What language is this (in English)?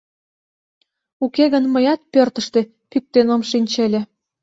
Mari